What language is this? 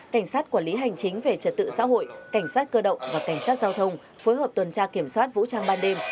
Vietnamese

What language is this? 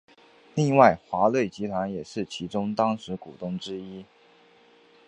Chinese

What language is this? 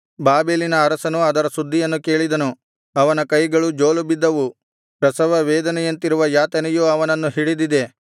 Kannada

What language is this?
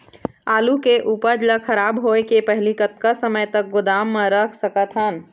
Chhattisgarhi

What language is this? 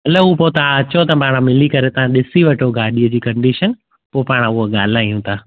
Sindhi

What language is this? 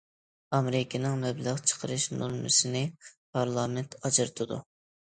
Uyghur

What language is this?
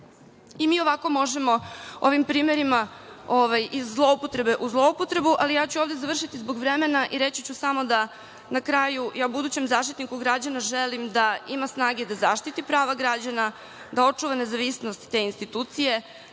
Serbian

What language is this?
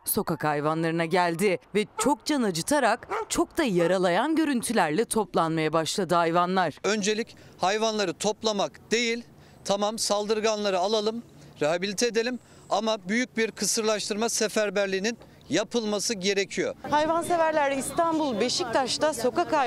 Turkish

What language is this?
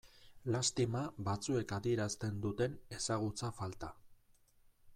Basque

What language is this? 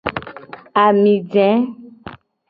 Gen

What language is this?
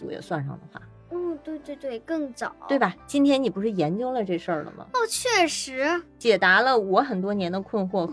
Chinese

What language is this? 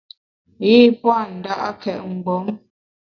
Bamun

